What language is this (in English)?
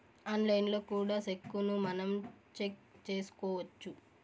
Telugu